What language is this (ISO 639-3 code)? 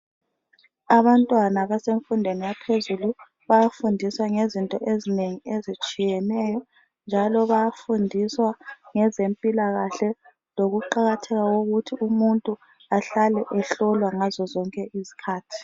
nde